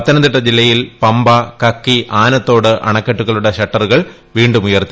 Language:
Malayalam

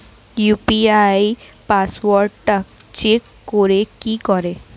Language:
Bangla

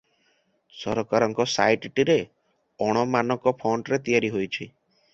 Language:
Odia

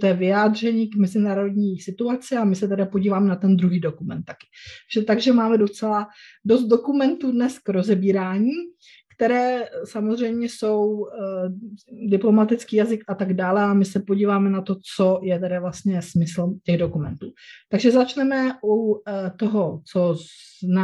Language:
Czech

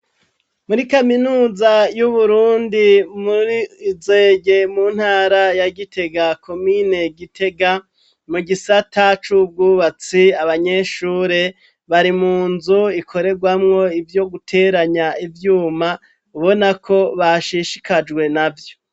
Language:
Rundi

